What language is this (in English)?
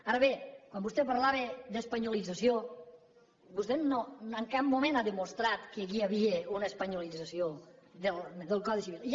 Catalan